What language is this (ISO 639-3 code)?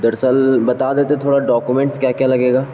urd